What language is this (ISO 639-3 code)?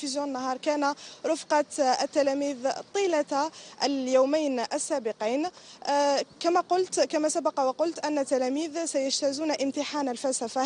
ara